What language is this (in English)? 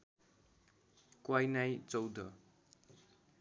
Nepali